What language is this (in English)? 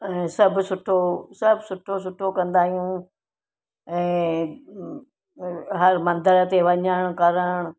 Sindhi